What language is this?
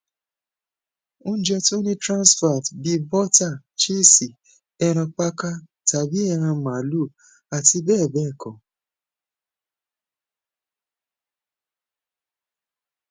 Yoruba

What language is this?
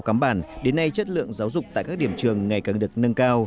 Vietnamese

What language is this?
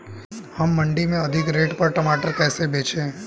Hindi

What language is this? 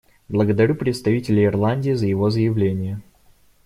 Russian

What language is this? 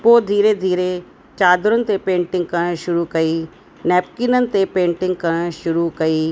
Sindhi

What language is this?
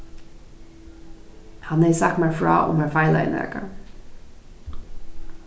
Faroese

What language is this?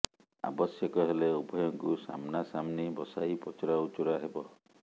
Odia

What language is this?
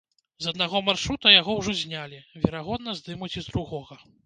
Belarusian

